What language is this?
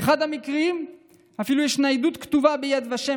Hebrew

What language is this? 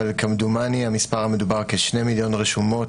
Hebrew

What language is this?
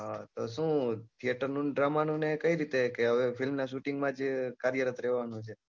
Gujarati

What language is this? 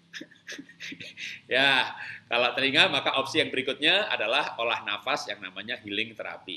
Indonesian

